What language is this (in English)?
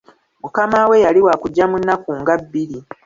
Ganda